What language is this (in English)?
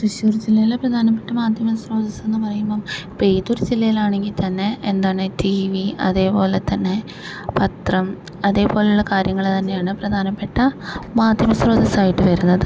Malayalam